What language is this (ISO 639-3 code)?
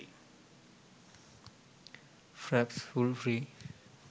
sin